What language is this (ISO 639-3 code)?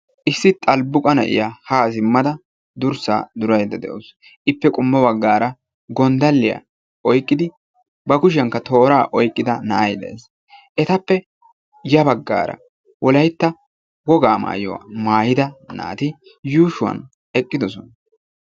wal